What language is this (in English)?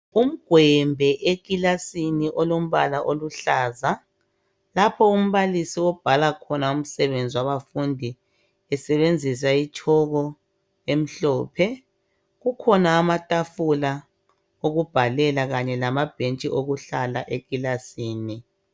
North Ndebele